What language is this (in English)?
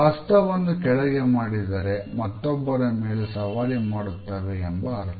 Kannada